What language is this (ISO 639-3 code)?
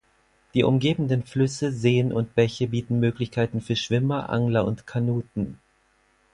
deu